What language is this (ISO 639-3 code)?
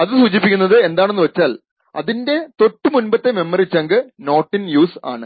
mal